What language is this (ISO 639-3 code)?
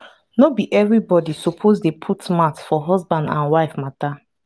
pcm